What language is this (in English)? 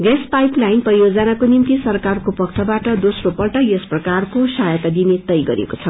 Nepali